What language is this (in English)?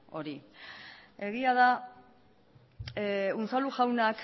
Basque